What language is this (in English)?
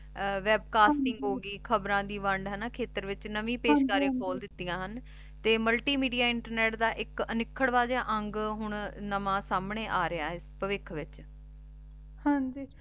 Punjabi